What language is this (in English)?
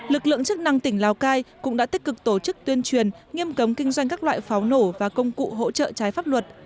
Vietnamese